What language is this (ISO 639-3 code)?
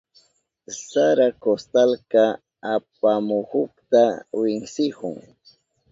qup